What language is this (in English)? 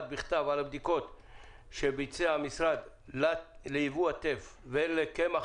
Hebrew